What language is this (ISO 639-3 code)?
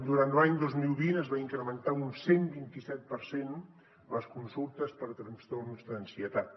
cat